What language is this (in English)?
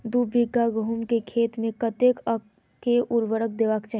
Maithili